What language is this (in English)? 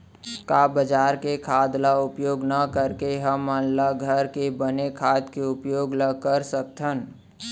Chhattisgarhi